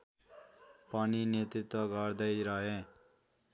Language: Nepali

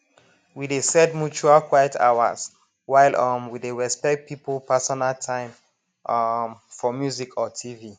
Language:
Nigerian Pidgin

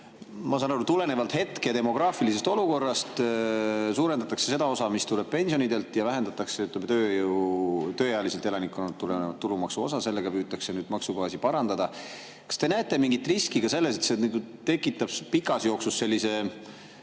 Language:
Estonian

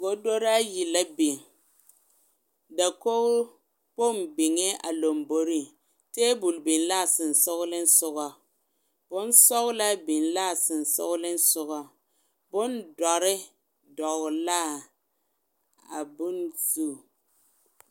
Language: Southern Dagaare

